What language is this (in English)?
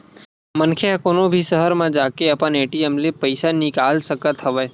Chhattisgarhi